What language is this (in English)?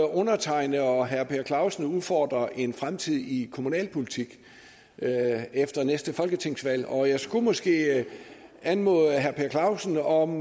Danish